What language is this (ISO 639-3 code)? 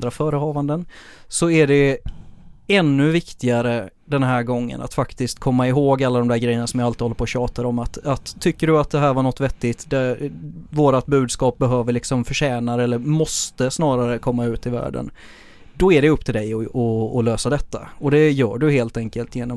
swe